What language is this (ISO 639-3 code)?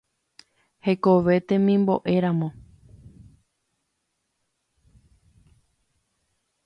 grn